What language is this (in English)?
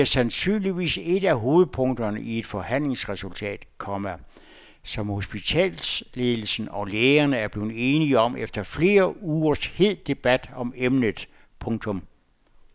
Danish